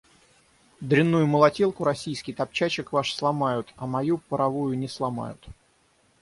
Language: Russian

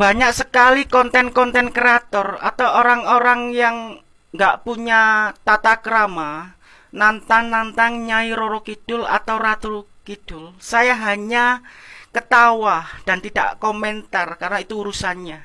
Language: Indonesian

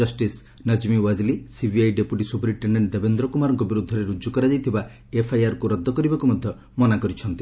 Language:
Odia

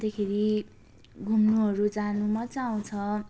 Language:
Nepali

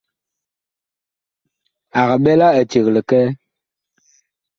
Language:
Bakoko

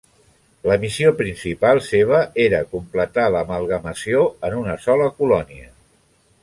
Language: Catalan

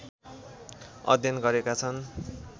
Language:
Nepali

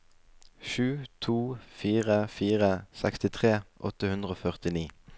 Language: Norwegian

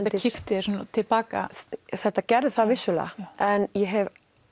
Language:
Icelandic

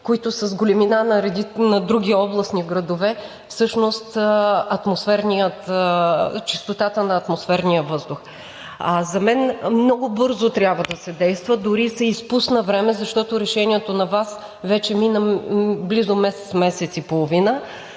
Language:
Bulgarian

